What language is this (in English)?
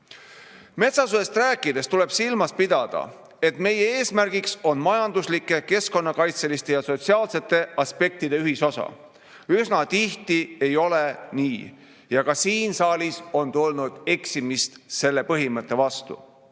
Estonian